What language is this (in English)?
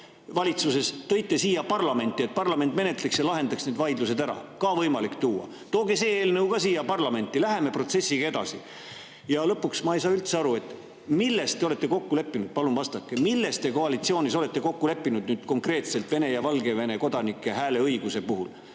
Estonian